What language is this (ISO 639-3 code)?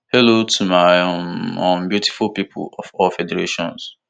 pcm